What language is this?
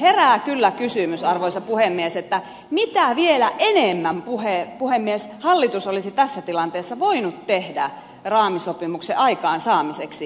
Finnish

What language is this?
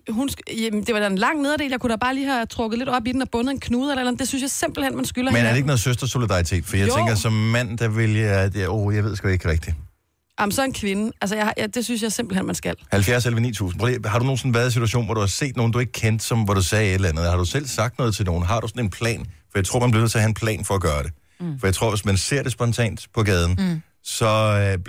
Danish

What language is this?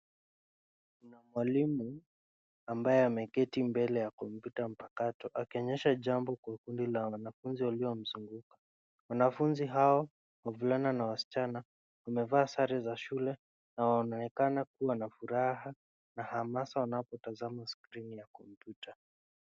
Swahili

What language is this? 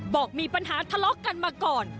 Thai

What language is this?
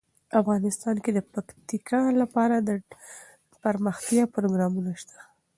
Pashto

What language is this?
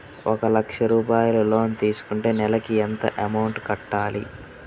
Telugu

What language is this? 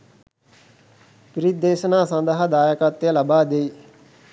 Sinhala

